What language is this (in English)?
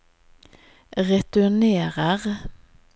Norwegian